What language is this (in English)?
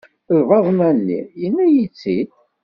Kabyle